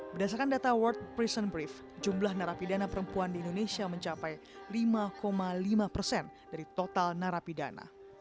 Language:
Indonesian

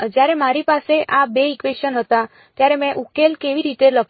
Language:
Gujarati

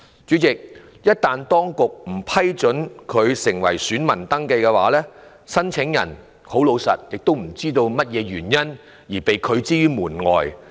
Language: Cantonese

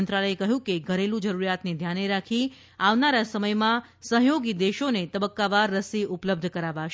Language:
Gujarati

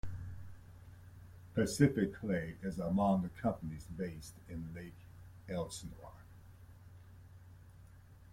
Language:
English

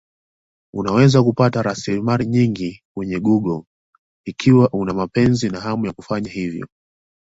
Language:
Swahili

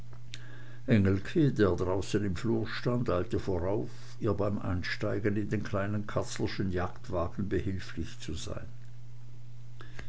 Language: German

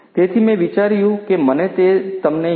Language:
Gujarati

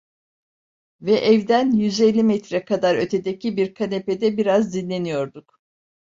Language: Turkish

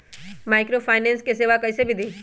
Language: Magahi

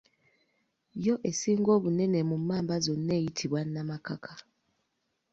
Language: Ganda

